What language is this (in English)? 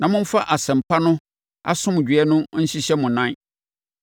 Akan